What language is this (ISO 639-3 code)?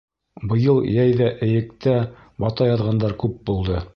bak